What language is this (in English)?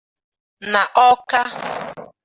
Igbo